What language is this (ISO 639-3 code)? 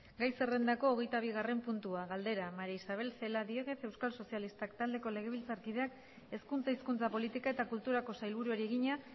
eus